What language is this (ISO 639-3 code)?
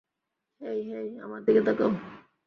ben